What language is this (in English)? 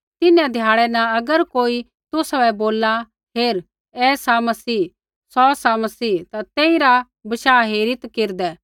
Kullu Pahari